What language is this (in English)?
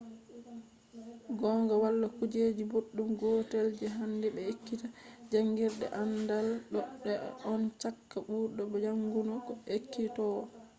Fula